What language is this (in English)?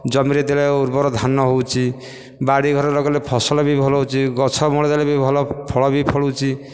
Odia